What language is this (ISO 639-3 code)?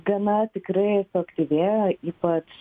lit